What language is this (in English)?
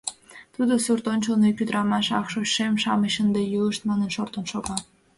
Mari